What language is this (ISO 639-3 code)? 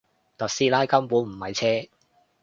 yue